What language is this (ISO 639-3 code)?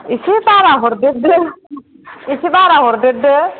brx